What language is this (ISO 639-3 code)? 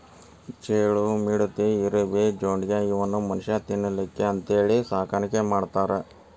kan